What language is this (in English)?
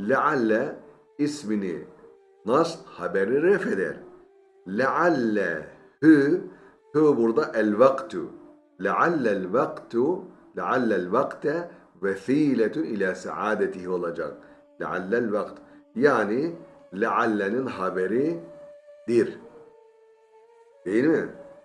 Turkish